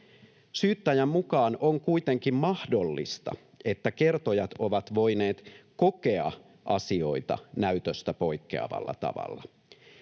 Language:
Finnish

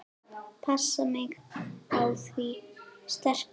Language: Icelandic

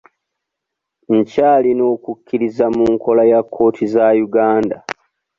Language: Ganda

